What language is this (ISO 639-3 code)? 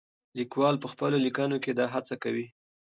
pus